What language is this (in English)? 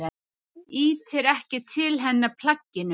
Icelandic